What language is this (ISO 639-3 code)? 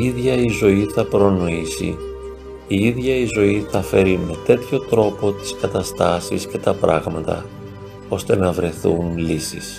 ell